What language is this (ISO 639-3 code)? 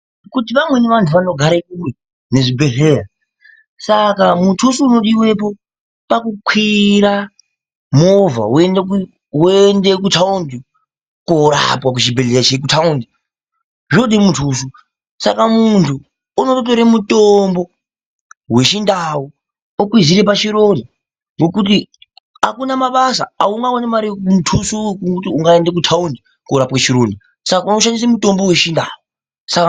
ndc